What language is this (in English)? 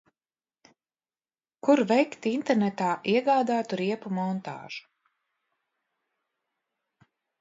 Latvian